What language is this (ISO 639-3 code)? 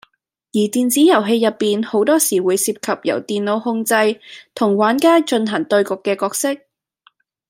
yue